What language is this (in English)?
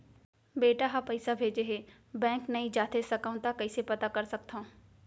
Chhattisgarhi